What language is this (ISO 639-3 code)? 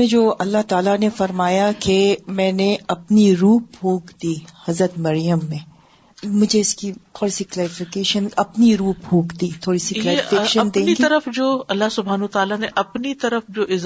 urd